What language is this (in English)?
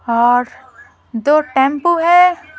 Hindi